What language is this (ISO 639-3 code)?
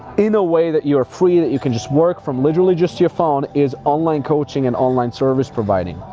eng